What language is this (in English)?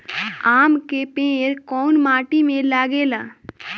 Bhojpuri